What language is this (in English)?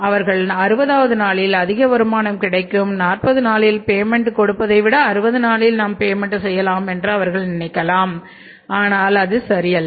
Tamil